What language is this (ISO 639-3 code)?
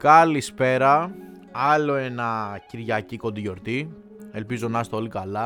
ell